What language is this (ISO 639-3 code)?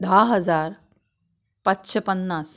kok